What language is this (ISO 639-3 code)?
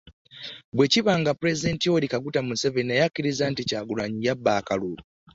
lug